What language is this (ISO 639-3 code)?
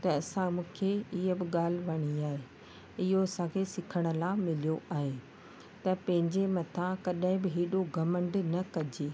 snd